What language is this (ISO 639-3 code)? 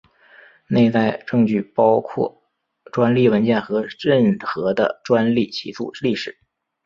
zho